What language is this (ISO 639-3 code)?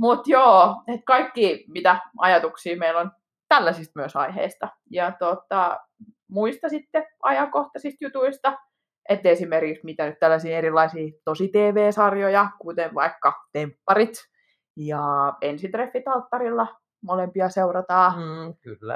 fin